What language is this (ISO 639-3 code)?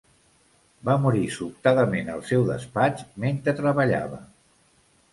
cat